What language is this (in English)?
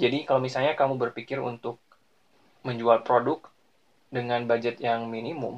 Indonesian